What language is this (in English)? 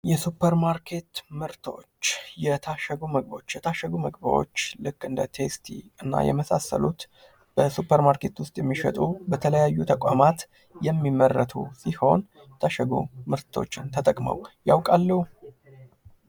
Amharic